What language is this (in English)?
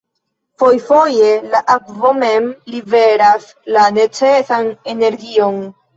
Esperanto